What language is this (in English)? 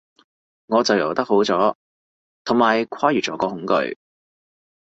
Cantonese